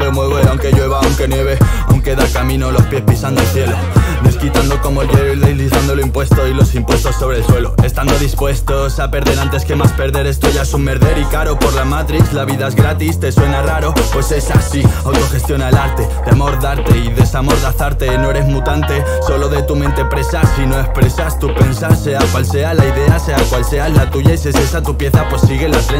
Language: Spanish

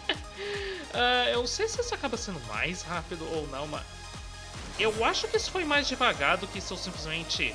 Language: Portuguese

